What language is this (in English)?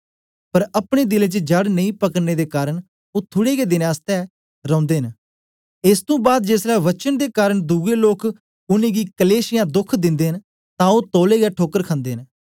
Dogri